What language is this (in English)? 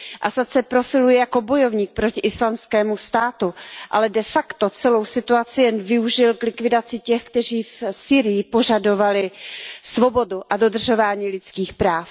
Czech